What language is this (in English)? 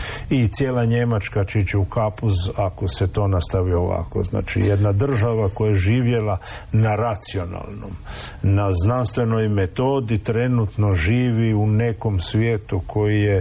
Croatian